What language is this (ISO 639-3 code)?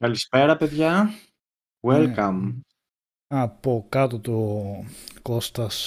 ell